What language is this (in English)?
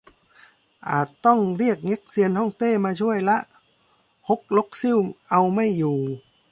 Thai